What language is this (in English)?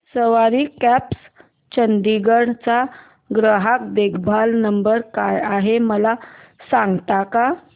Marathi